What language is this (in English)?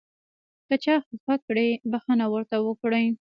Pashto